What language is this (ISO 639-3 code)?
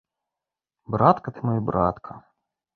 bel